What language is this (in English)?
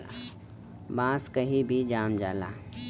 Bhojpuri